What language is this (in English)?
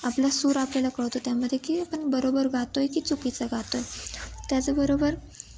Marathi